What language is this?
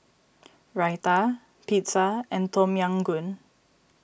English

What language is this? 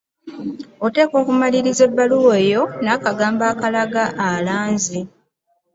Ganda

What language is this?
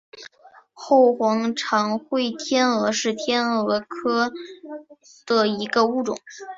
Chinese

